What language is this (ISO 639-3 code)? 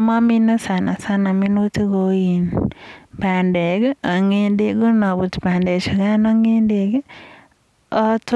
kln